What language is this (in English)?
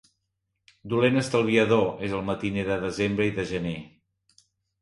Catalan